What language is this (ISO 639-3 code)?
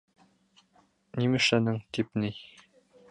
bak